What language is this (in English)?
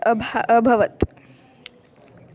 Sanskrit